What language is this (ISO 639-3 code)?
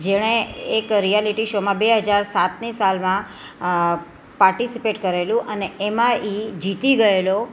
guj